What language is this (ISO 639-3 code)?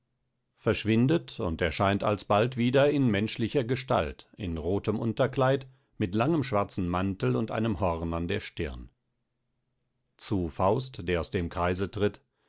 deu